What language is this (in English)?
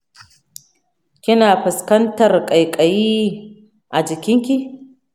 Hausa